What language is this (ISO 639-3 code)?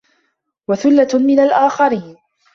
ara